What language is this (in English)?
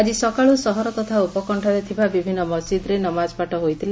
Odia